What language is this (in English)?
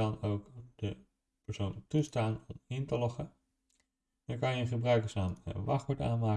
Dutch